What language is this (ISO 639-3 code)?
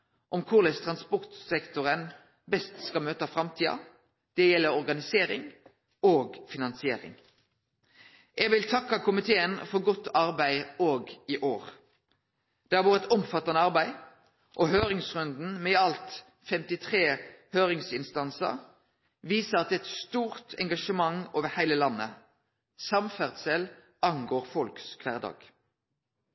nno